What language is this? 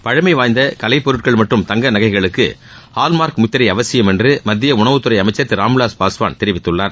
Tamil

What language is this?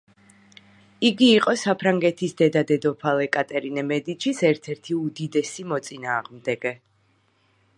Georgian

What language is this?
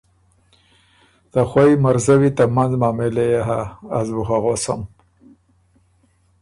Ormuri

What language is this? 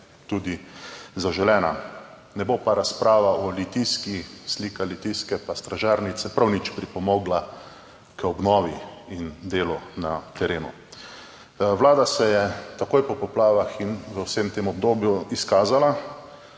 Slovenian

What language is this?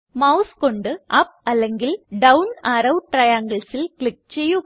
Malayalam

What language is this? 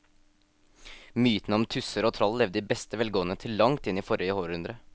Norwegian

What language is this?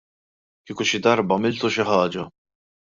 Maltese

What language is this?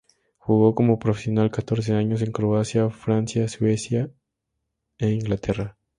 Spanish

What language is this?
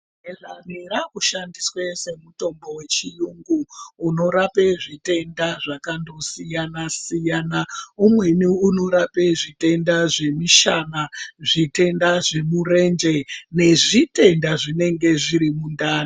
Ndau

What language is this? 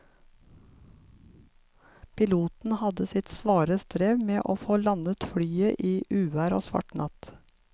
Norwegian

